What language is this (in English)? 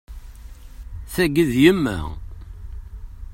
Kabyle